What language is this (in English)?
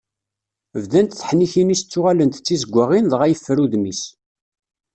Kabyle